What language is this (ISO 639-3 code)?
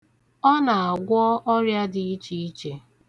ibo